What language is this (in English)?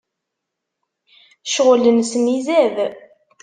Kabyle